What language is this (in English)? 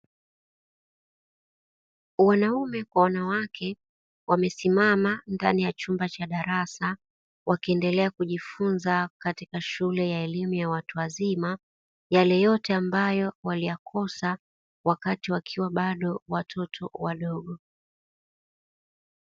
Swahili